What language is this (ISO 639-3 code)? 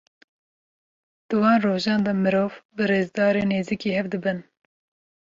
kur